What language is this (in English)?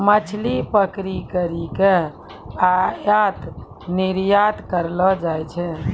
Maithili